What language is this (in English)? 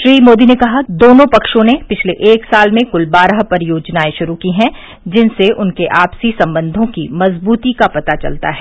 Hindi